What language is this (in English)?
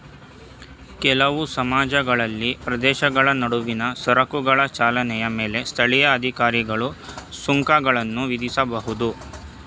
Kannada